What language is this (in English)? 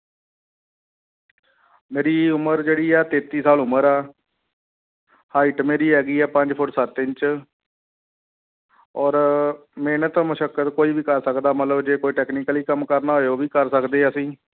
Punjabi